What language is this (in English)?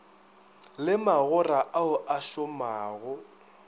Northern Sotho